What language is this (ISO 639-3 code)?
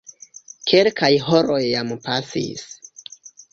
epo